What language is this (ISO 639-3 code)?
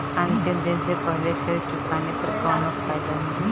bho